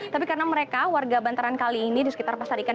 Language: Indonesian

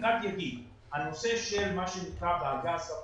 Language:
Hebrew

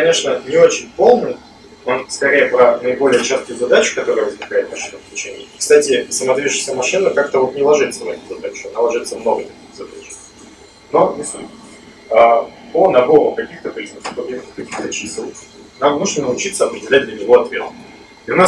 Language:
Russian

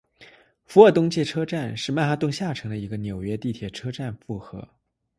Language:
Chinese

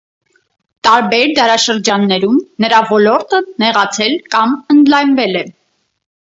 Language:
Armenian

